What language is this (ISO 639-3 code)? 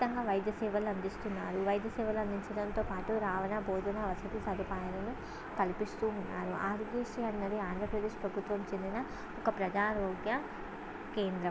tel